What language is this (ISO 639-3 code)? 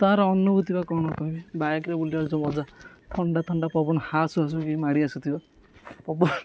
ori